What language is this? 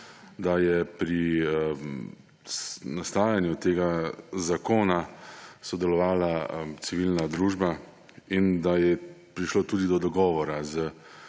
Slovenian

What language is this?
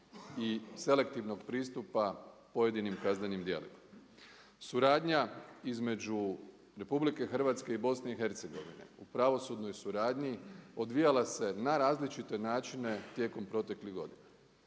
Croatian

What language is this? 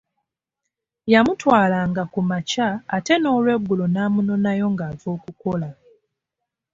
Ganda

